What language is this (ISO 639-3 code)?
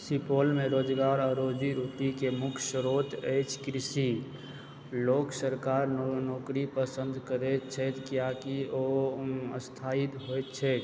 mai